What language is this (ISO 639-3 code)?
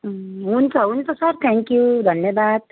nep